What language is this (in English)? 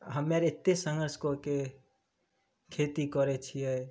Maithili